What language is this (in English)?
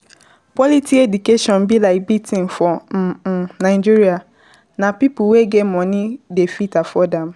Nigerian Pidgin